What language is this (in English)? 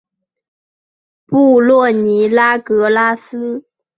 Chinese